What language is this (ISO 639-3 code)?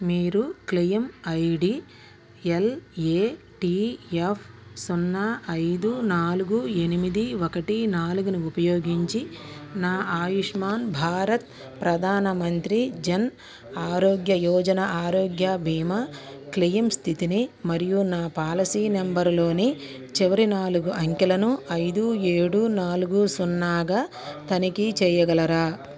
tel